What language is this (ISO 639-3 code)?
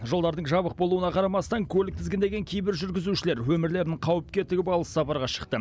kaz